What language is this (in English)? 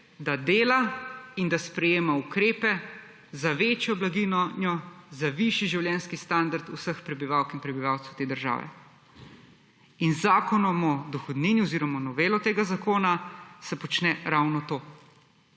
Slovenian